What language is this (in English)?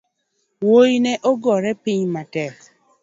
Luo (Kenya and Tanzania)